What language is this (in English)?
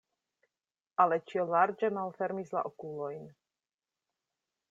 Esperanto